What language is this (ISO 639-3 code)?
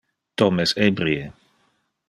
ina